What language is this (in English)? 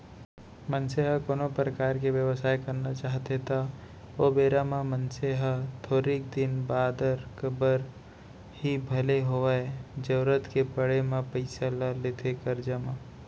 Chhattisgarhi